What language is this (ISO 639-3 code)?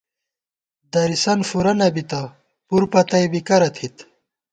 gwt